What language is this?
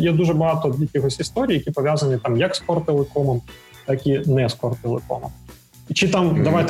Ukrainian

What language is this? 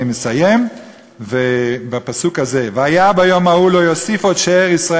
Hebrew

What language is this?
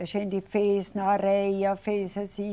Portuguese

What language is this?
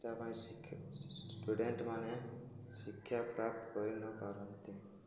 Odia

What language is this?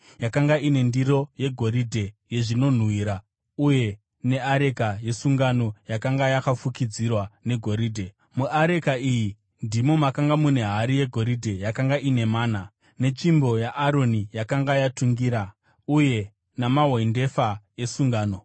Shona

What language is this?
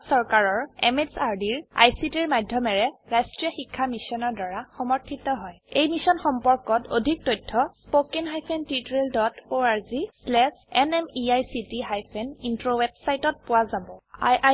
Assamese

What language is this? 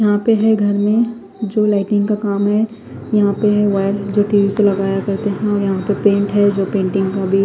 Hindi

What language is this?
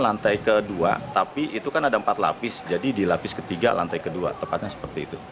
Indonesian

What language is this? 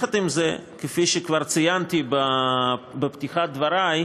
Hebrew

